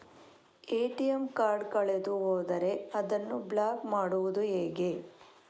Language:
Kannada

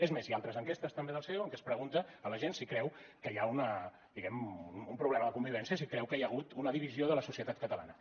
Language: Catalan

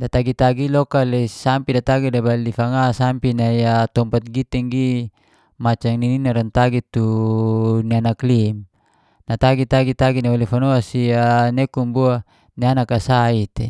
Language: Geser-Gorom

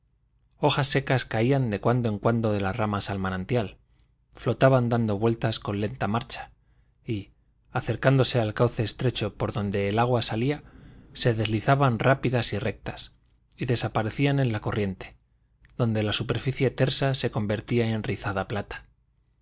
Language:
Spanish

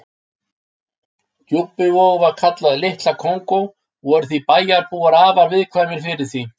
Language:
Icelandic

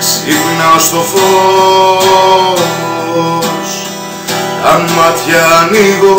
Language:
Greek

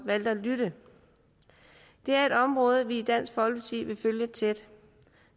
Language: Danish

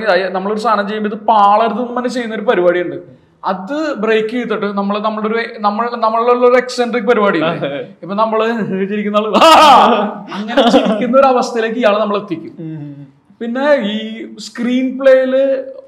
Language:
Malayalam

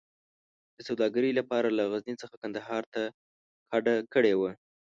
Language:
Pashto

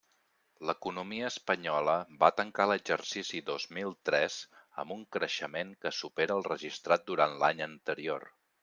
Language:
Catalan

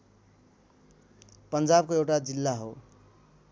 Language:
Nepali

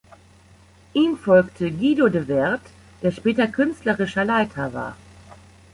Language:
German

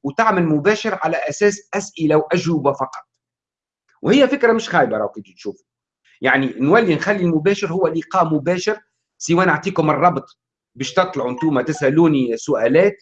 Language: Arabic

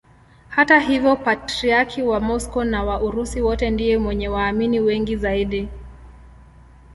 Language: Swahili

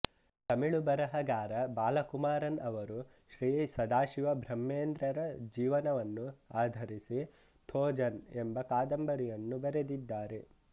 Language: Kannada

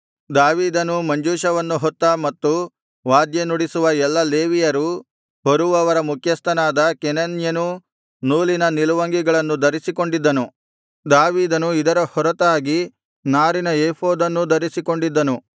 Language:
Kannada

